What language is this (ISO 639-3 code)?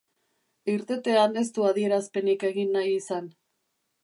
eus